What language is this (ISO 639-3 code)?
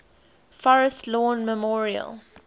eng